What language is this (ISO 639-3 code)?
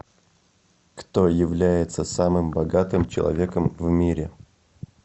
rus